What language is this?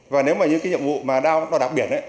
Vietnamese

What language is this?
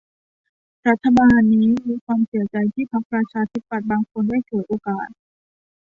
Thai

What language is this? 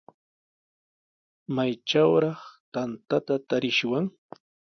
Sihuas Ancash Quechua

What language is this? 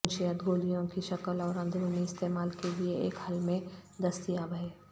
Urdu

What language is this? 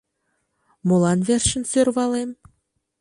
Mari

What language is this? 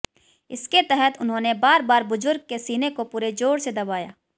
Hindi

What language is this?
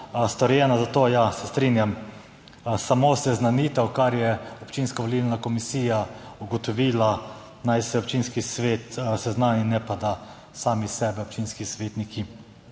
Slovenian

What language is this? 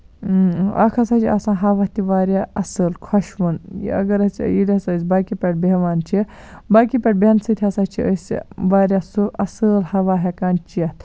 Kashmiri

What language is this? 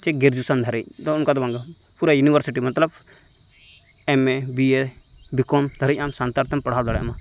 Santali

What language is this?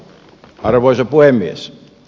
Finnish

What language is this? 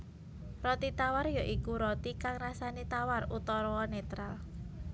Javanese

